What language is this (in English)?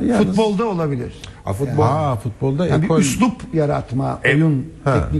Turkish